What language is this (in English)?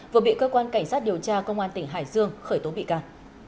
Vietnamese